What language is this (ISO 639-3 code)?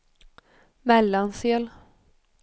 swe